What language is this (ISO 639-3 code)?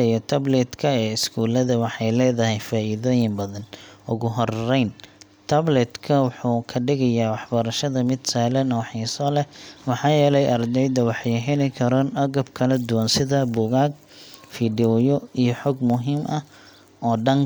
som